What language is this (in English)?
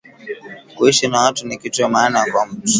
Swahili